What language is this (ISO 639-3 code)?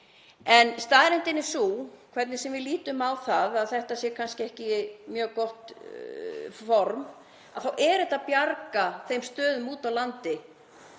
isl